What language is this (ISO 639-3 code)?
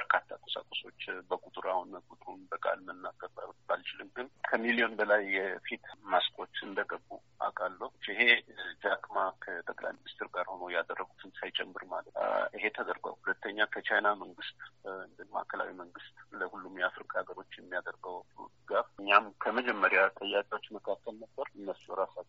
amh